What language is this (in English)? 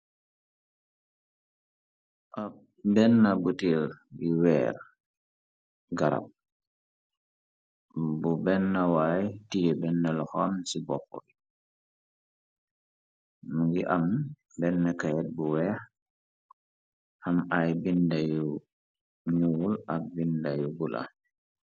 Wolof